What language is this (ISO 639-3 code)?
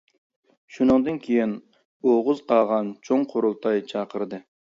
uig